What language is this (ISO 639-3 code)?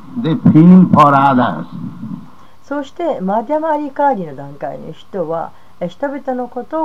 jpn